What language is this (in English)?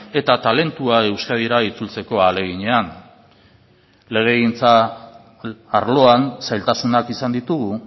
Basque